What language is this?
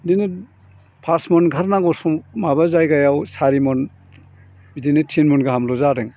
Bodo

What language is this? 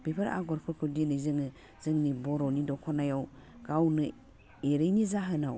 Bodo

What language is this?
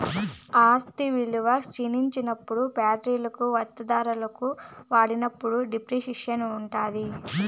Telugu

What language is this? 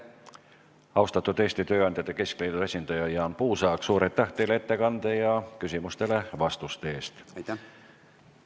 Estonian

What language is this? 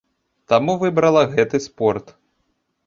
Belarusian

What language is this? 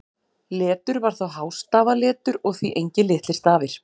Icelandic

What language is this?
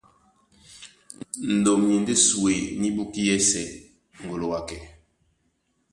Duala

